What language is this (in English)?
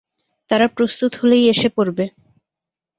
Bangla